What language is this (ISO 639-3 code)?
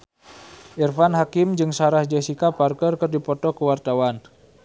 sun